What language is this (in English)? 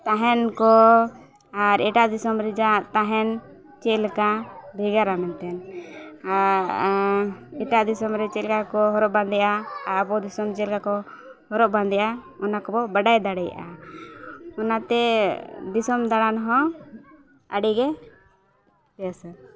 Santali